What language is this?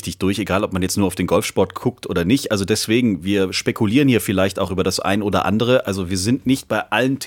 German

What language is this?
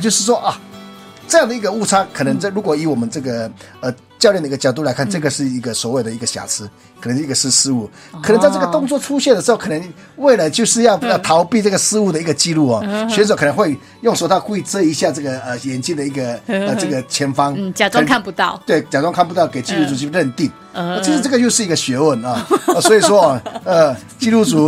Chinese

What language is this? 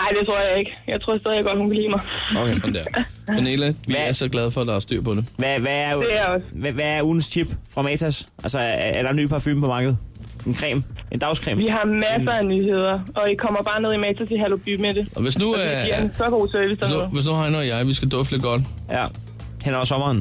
Danish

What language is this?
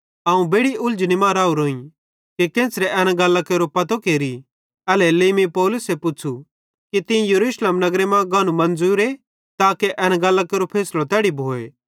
Bhadrawahi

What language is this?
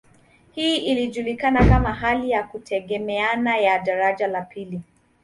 Swahili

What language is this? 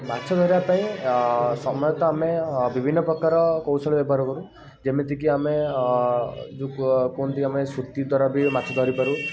Odia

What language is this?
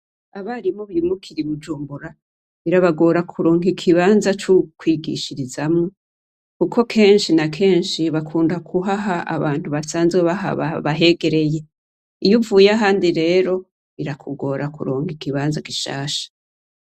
Rundi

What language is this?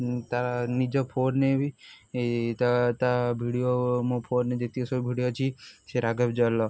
Odia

